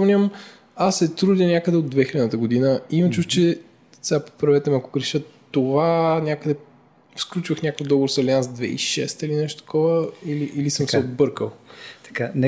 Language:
Bulgarian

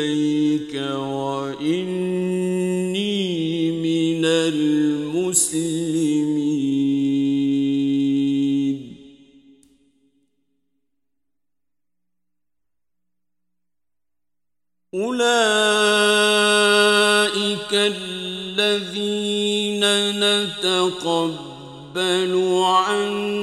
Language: Arabic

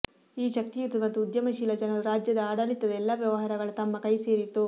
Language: Kannada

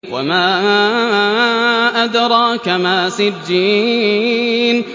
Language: Arabic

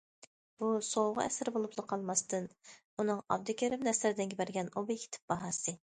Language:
Uyghur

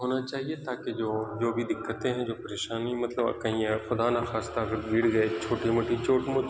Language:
Urdu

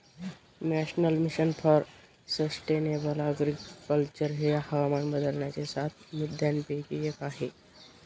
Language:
Marathi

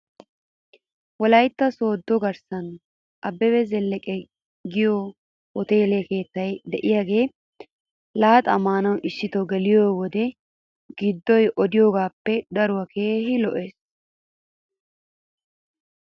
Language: Wolaytta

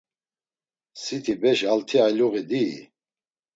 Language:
Laz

